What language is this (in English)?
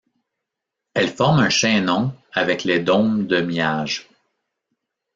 French